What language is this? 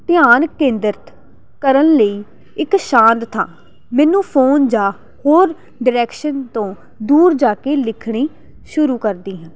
Punjabi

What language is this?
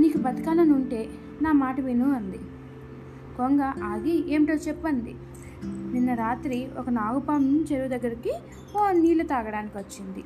Telugu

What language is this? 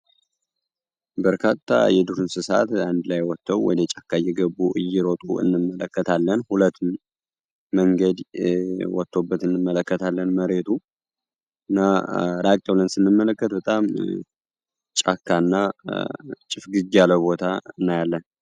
Amharic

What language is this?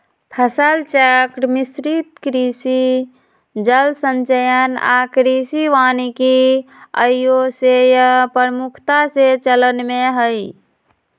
Magahi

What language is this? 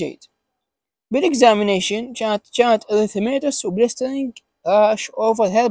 Arabic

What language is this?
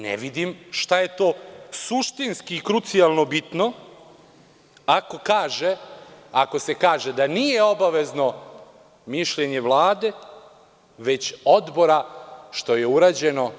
Serbian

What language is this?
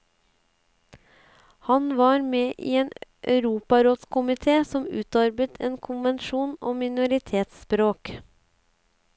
Norwegian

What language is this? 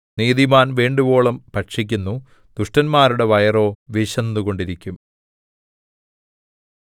Malayalam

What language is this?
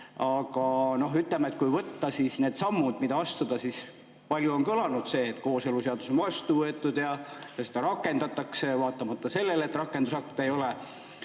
Estonian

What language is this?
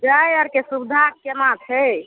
Maithili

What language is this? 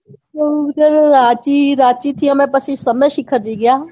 Gujarati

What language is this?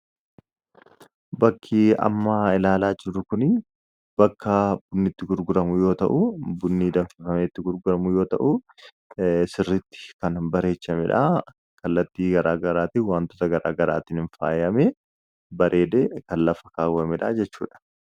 Oromo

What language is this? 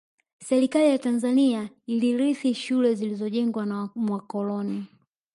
Swahili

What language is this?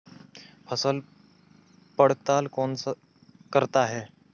Hindi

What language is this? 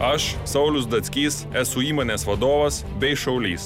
Lithuanian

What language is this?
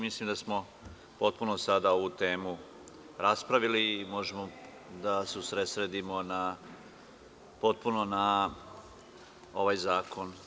Serbian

